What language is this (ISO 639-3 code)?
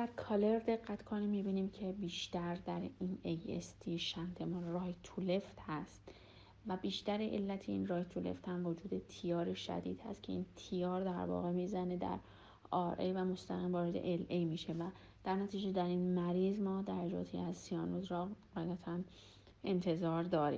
fas